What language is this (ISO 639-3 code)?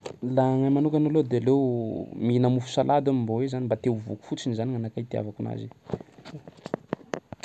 skg